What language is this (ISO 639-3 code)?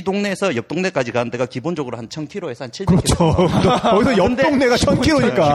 kor